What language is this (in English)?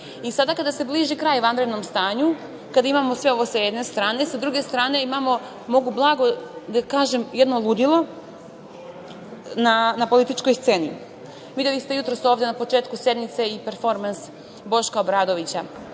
Serbian